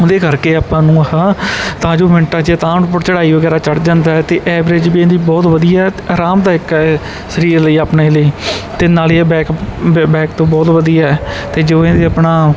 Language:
Punjabi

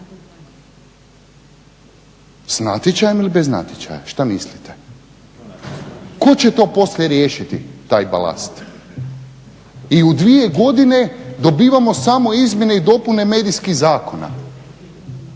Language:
Croatian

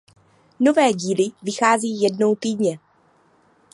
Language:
Czech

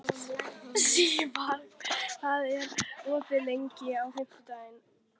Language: Icelandic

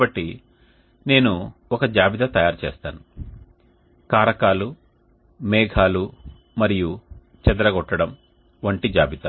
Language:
Telugu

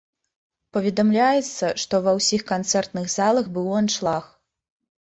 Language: Belarusian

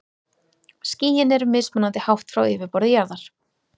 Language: Icelandic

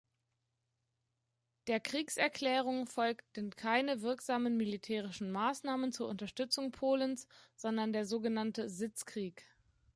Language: German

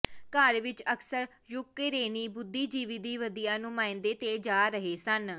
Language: Punjabi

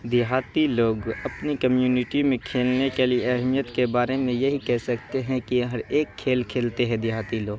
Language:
Urdu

